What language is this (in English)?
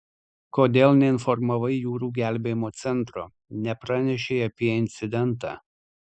Lithuanian